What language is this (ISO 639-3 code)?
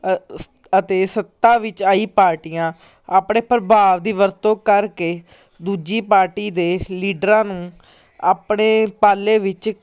pan